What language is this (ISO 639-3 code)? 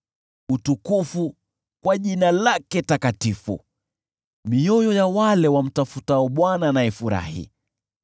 swa